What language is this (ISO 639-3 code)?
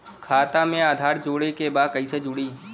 bho